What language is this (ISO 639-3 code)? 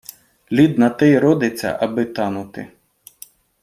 ukr